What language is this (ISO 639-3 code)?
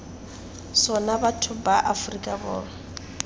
tsn